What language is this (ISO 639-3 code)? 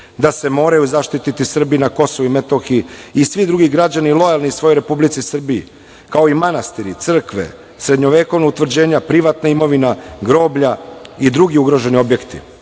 srp